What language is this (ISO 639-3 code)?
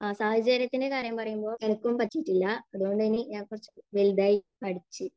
mal